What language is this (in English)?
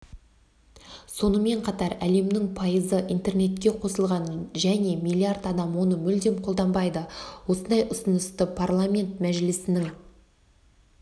Kazakh